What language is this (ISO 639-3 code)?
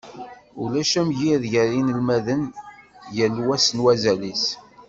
kab